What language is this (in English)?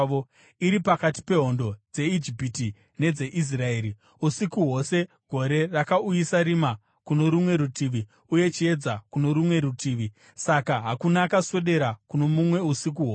Shona